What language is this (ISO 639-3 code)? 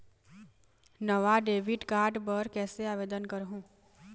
hne